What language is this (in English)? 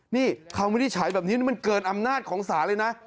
Thai